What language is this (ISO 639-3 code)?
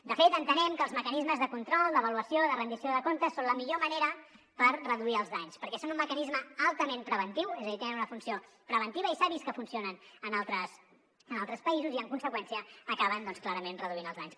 cat